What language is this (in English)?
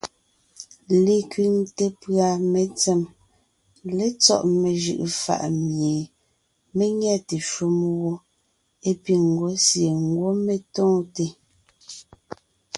Ngiemboon